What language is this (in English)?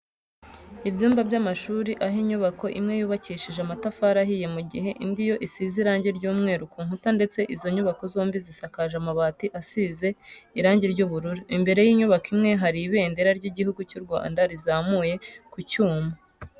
Kinyarwanda